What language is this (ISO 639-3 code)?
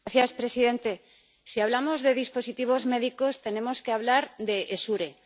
spa